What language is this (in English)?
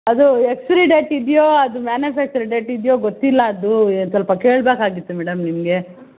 Kannada